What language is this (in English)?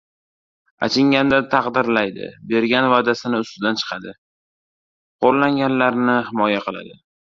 Uzbek